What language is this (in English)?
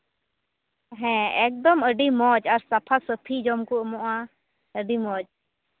Santali